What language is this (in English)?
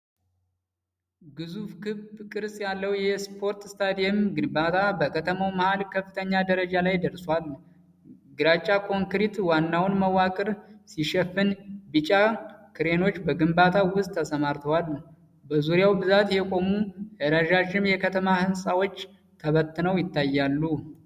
Amharic